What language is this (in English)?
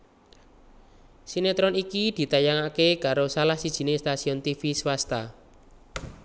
Javanese